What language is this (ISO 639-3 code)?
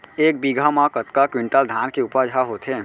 hne